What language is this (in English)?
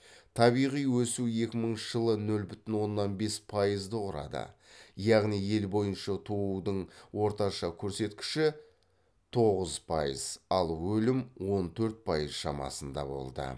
Kazakh